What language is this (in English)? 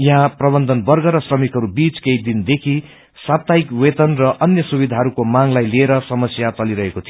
Nepali